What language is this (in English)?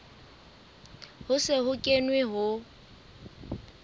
Southern Sotho